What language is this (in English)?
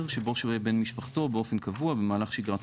Hebrew